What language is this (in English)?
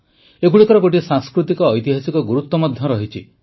Odia